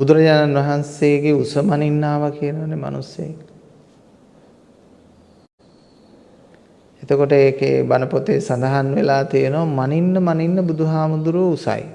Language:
Sinhala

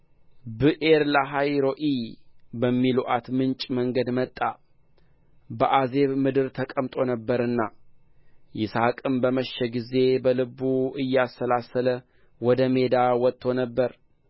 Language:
Amharic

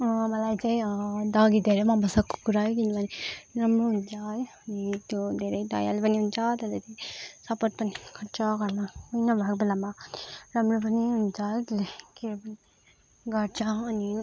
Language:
Nepali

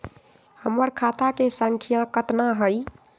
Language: Magahi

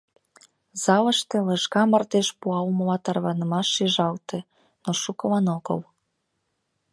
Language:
Mari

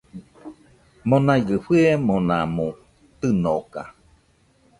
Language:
Nüpode Huitoto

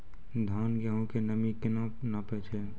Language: Maithili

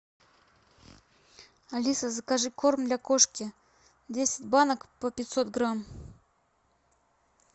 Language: Russian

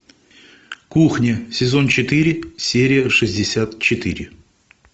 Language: Russian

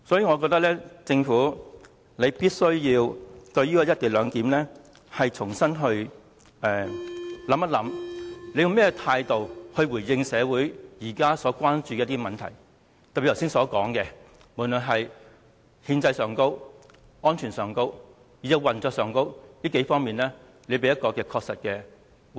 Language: Cantonese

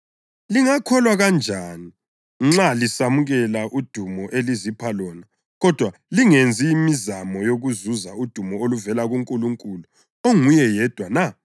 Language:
North Ndebele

